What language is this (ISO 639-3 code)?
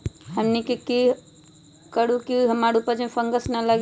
mag